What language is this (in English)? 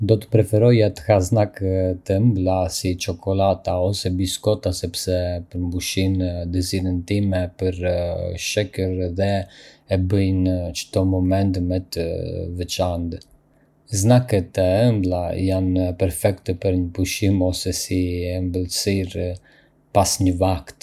Arbëreshë Albanian